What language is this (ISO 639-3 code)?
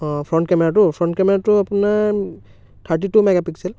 asm